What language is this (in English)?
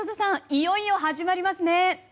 Japanese